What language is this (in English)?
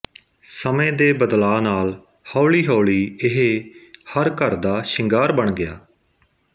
Punjabi